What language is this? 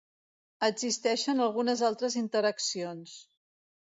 Catalan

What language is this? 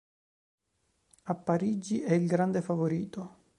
Italian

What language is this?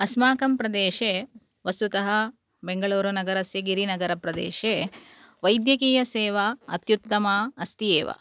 Sanskrit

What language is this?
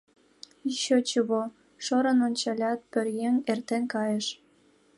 Mari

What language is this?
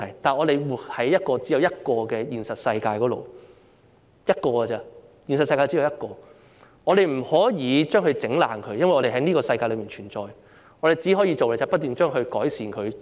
Cantonese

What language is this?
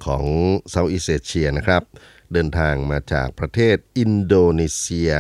Thai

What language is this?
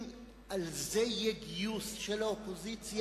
Hebrew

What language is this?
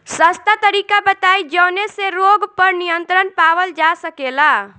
Bhojpuri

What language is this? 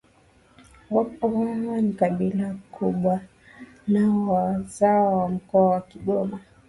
Swahili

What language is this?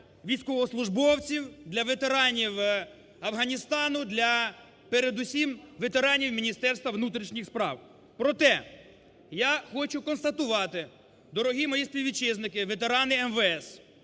Ukrainian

